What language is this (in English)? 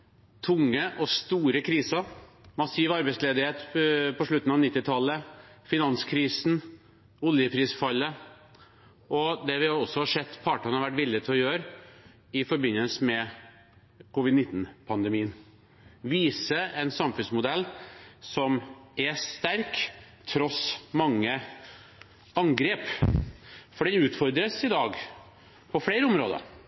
Norwegian Bokmål